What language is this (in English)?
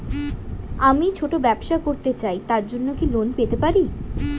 Bangla